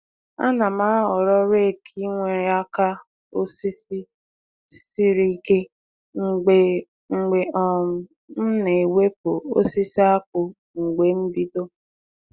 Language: Igbo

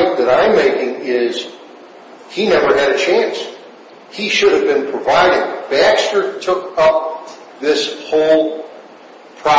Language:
English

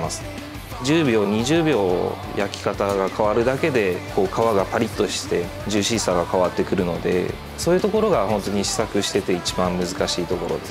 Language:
Japanese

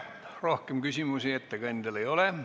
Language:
Estonian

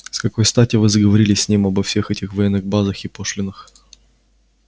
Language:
Russian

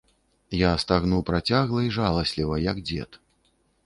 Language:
Belarusian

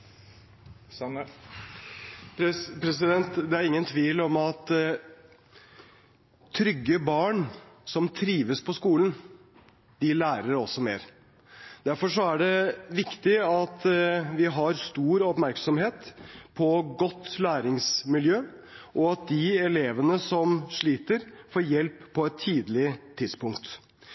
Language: Norwegian Bokmål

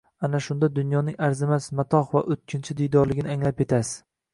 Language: Uzbek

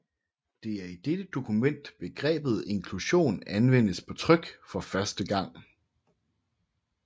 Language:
Danish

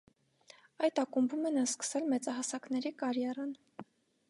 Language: Armenian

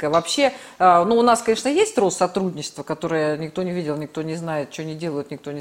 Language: Russian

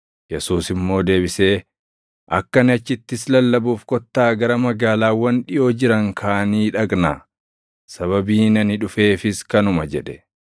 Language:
Oromo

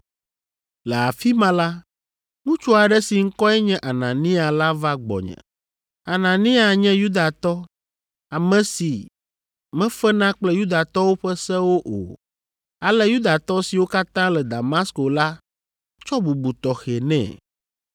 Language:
Ewe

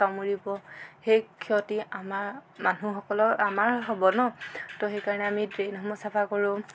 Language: Assamese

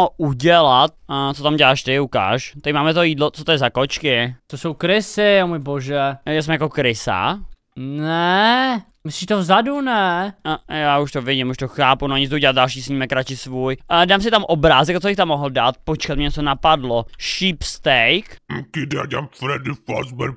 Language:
Czech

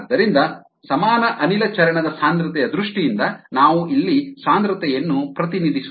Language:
Kannada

